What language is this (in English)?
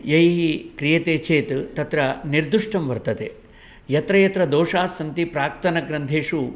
Sanskrit